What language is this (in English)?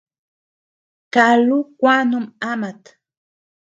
Tepeuxila Cuicatec